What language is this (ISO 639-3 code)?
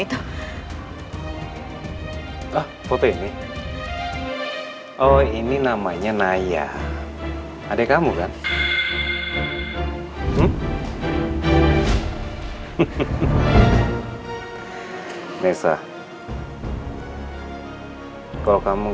ind